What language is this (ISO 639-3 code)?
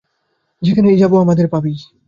ben